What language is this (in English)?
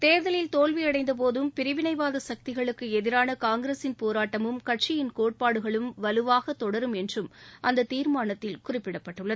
Tamil